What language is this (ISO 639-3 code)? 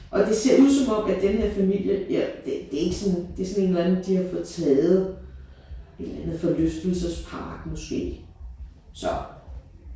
dan